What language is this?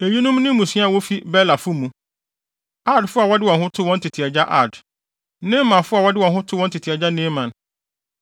Akan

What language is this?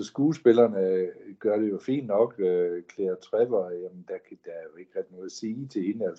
Danish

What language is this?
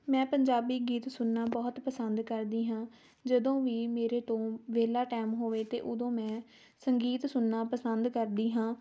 Punjabi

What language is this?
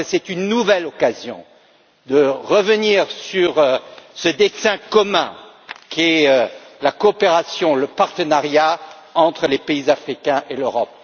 French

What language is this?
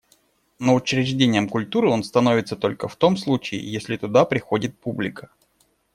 Russian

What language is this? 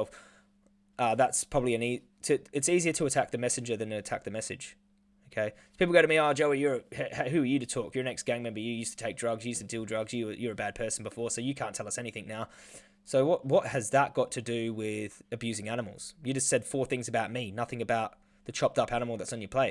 English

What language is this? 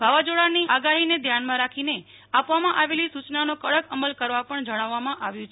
Gujarati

